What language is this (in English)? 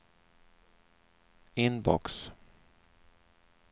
Swedish